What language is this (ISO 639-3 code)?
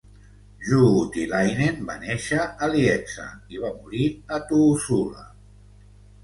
cat